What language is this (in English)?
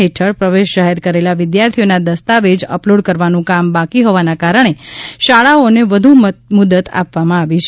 Gujarati